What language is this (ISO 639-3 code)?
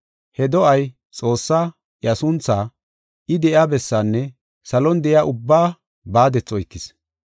gof